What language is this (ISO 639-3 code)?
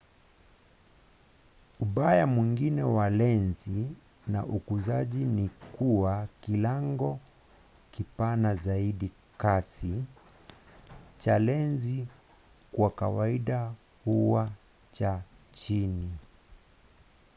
swa